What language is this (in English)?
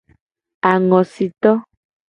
Gen